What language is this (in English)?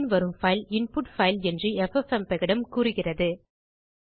Tamil